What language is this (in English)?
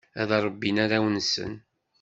Kabyle